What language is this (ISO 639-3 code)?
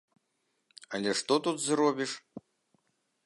bel